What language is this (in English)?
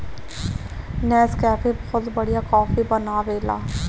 Bhojpuri